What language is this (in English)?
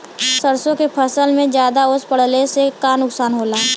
Bhojpuri